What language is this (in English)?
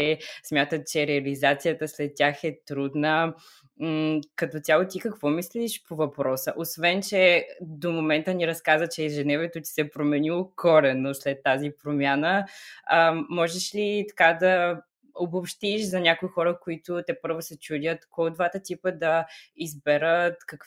Bulgarian